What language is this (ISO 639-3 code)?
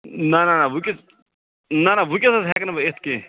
kas